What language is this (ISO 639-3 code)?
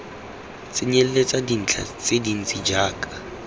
tsn